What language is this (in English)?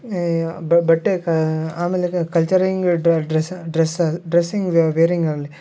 Kannada